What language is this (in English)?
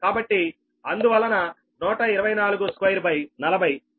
Telugu